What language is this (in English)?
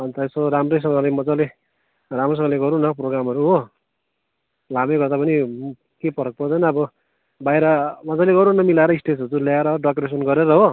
Nepali